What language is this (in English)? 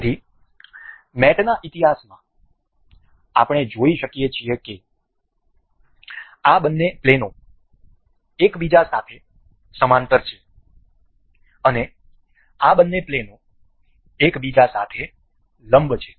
Gujarati